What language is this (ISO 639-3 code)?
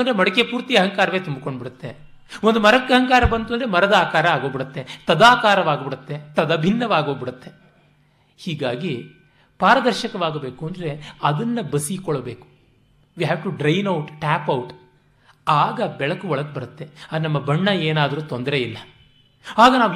kan